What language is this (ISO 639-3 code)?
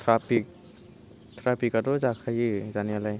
brx